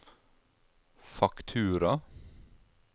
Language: Norwegian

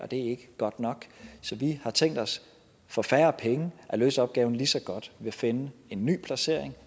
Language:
Danish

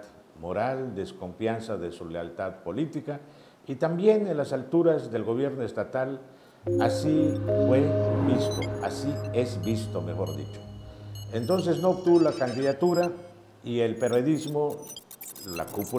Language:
Spanish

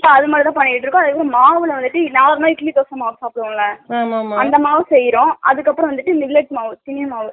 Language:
Tamil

